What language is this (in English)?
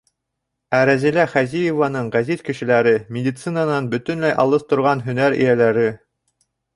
Bashkir